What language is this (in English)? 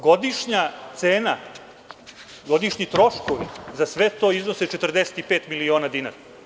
Serbian